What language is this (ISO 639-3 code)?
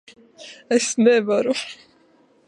lav